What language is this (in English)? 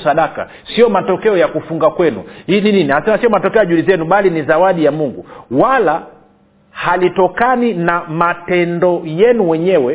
Swahili